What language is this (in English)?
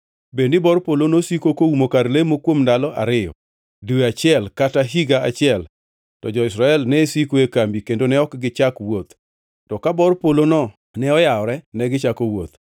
Luo (Kenya and Tanzania)